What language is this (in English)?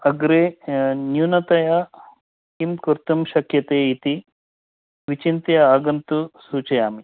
Sanskrit